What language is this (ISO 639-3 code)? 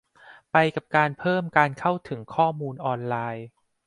tha